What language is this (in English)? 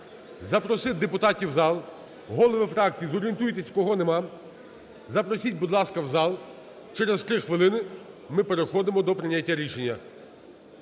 Ukrainian